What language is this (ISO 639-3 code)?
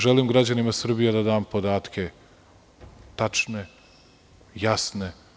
srp